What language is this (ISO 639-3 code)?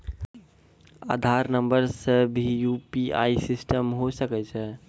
mai